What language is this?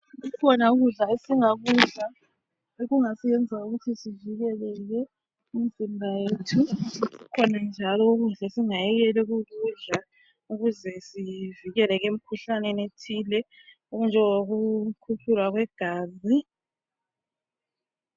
North Ndebele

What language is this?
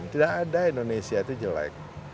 Indonesian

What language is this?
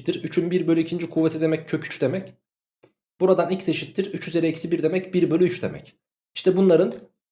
Turkish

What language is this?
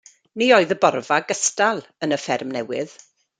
Welsh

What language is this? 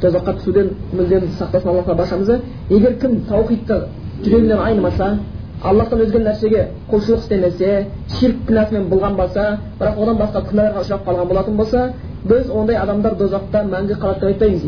Bulgarian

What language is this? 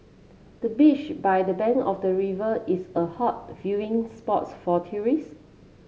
English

